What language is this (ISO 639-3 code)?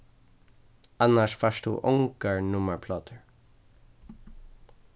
fao